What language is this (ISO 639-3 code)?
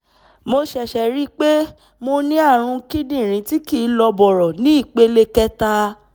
yor